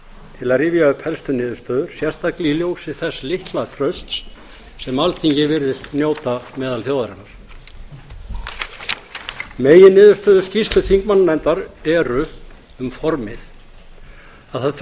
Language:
Icelandic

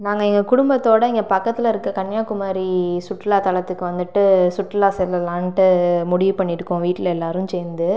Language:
Tamil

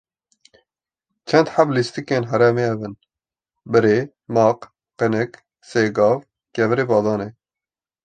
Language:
Kurdish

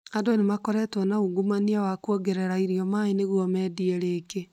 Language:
Kikuyu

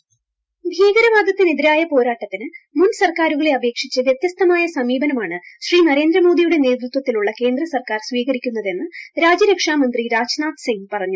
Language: Malayalam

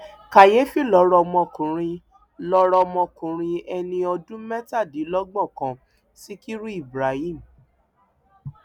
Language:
Yoruba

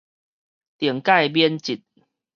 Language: Min Nan Chinese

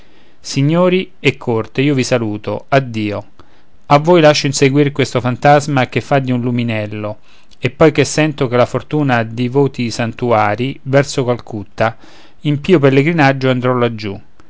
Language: Italian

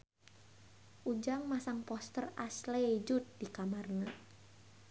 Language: Sundanese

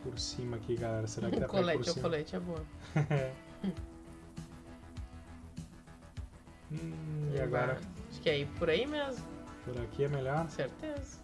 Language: Portuguese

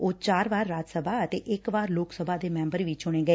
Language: Punjabi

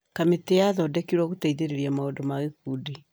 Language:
Kikuyu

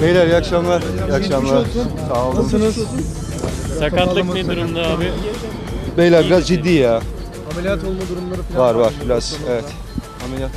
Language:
Turkish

